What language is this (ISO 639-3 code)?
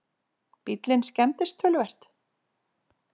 isl